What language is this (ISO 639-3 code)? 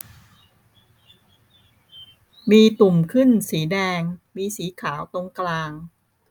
tha